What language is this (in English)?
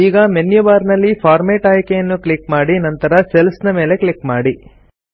Kannada